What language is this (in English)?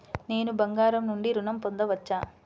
Telugu